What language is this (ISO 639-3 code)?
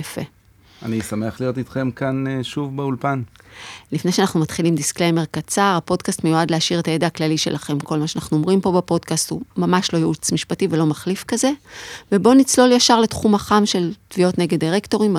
heb